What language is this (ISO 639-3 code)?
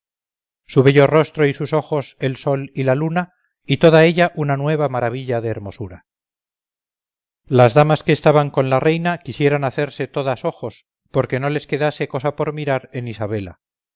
spa